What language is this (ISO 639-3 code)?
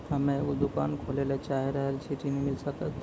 mai